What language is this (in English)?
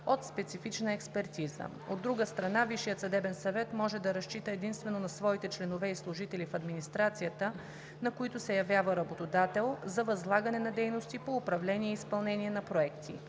Bulgarian